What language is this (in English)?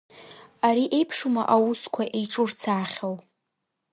Abkhazian